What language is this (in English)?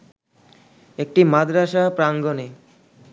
Bangla